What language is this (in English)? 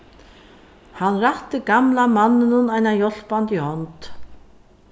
Faroese